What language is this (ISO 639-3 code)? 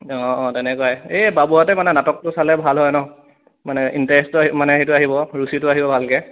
asm